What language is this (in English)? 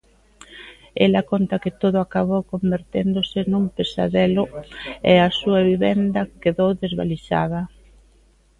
Galician